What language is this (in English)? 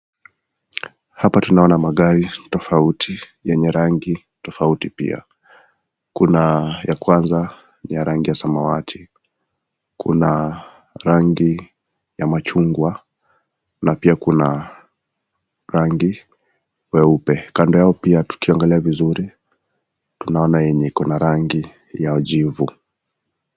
Swahili